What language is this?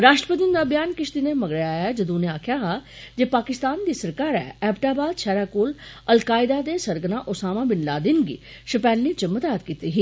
Dogri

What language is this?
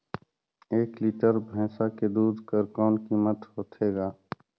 Chhattisgarhi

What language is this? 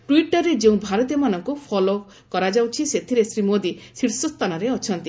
Odia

